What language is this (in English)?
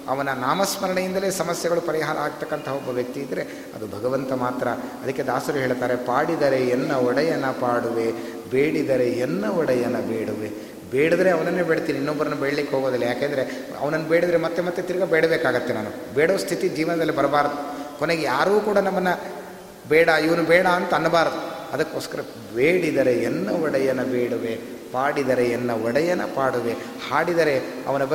Kannada